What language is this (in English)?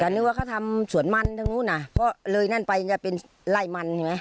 Thai